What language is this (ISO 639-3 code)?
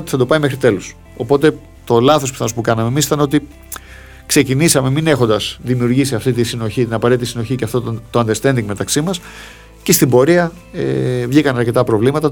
ell